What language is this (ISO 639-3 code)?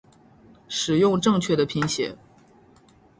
zho